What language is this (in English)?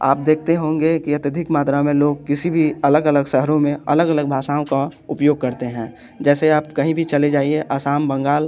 Hindi